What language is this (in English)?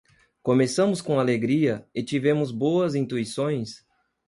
Portuguese